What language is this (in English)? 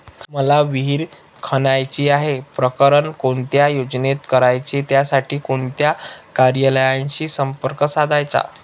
Marathi